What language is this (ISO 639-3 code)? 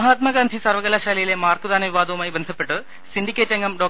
mal